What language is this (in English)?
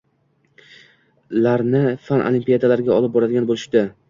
Uzbek